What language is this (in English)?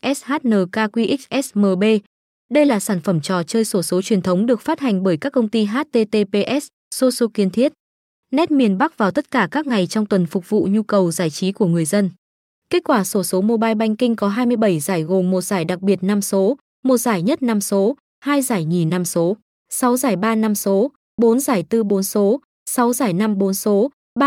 Vietnamese